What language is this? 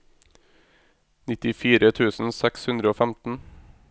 Norwegian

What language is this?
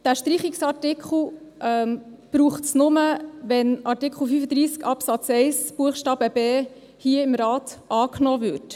Swiss German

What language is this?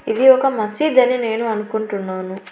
Telugu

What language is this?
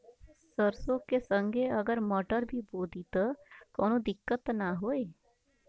Bhojpuri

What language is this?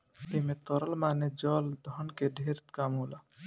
Bhojpuri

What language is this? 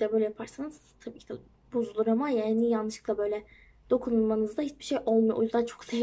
Turkish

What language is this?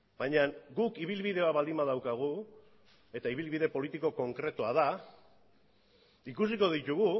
Basque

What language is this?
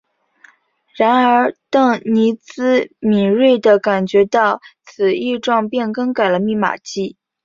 Chinese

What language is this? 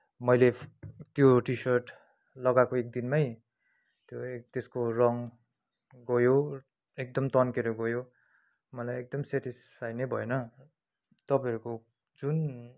Nepali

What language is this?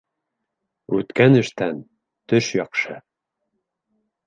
Bashkir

